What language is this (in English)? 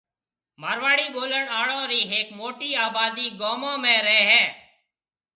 Marwari (Pakistan)